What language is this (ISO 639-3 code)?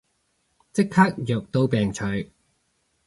yue